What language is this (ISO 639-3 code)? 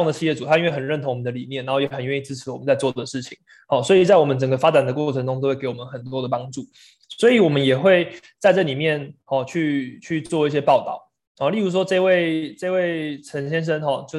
zho